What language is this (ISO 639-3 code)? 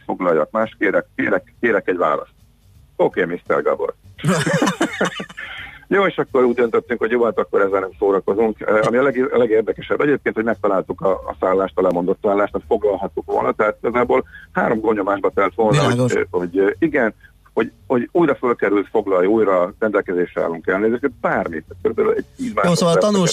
hun